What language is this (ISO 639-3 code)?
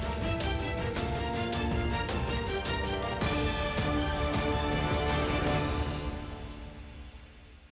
ukr